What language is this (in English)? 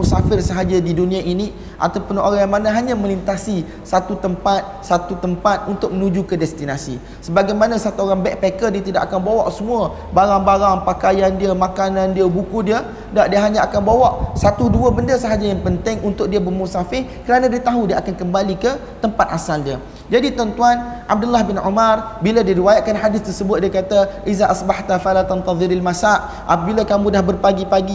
Malay